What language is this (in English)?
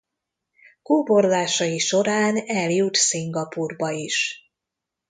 Hungarian